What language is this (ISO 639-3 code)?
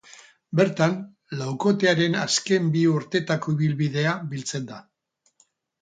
eus